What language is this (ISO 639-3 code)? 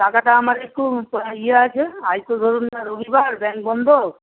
ben